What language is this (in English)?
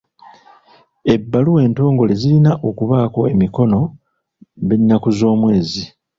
Ganda